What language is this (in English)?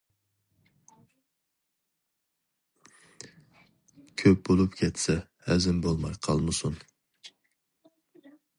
Uyghur